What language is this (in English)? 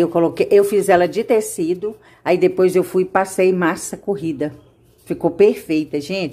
Portuguese